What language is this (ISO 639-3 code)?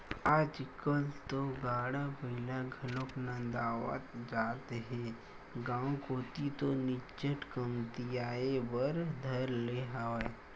hne